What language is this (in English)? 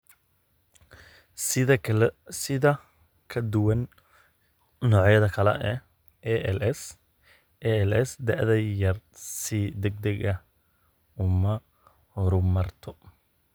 Somali